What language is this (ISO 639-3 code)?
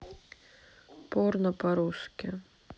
rus